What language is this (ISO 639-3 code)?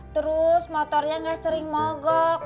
ind